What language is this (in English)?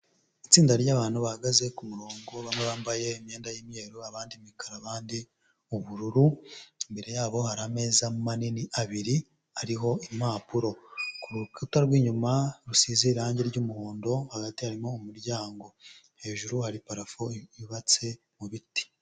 Kinyarwanda